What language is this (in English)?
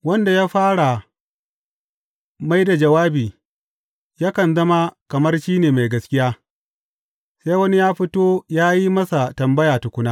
Hausa